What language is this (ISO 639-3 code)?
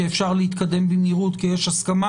heb